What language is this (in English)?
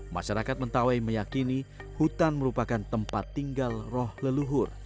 Indonesian